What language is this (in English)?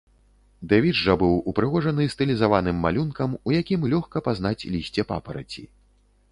Belarusian